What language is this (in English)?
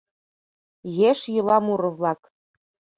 Mari